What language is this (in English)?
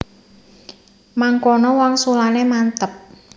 Javanese